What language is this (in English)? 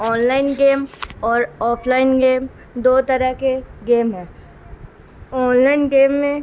Urdu